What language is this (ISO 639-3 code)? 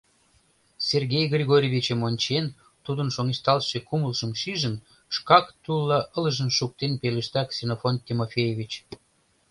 chm